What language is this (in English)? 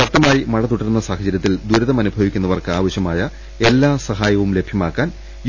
Malayalam